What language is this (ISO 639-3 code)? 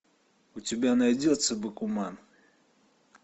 rus